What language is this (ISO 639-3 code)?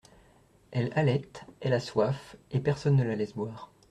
fra